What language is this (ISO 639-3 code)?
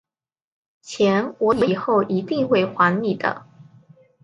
zho